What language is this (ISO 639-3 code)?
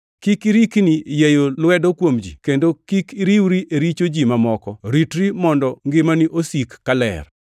luo